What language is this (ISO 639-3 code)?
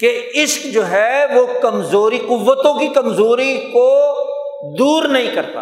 urd